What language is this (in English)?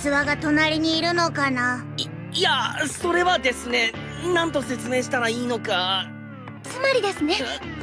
Japanese